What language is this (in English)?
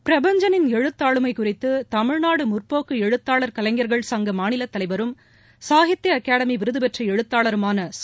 Tamil